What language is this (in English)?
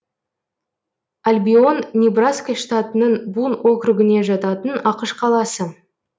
Kazakh